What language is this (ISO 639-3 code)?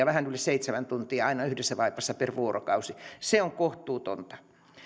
fin